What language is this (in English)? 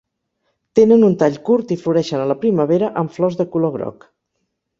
Catalan